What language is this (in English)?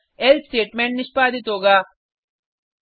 Hindi